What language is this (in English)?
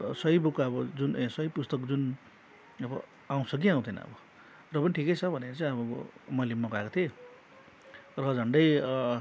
Nepali